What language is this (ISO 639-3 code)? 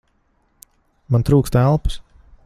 lav